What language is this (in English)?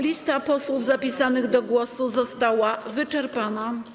Polish